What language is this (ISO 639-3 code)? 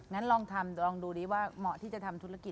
tha